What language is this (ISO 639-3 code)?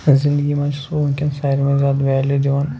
kas